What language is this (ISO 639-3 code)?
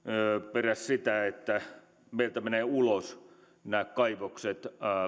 fin